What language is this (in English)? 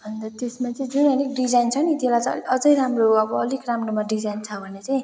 Nepali